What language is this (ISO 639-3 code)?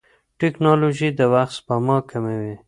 pus